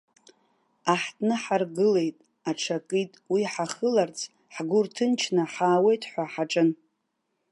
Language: Abkhazian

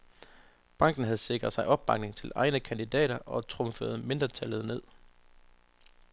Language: Danish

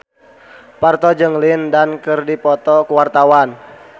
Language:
Sundanese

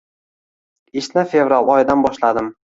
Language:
Uzbek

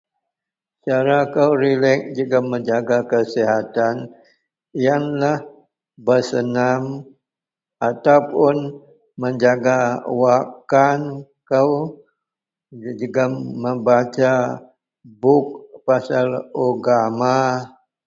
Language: Central Melanau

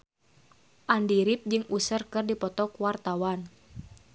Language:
Sundanese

